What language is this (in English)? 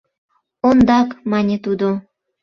Mari